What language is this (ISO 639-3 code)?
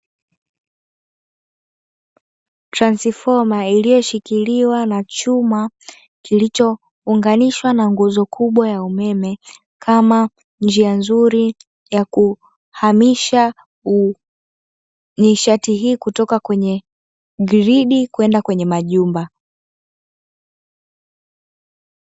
swa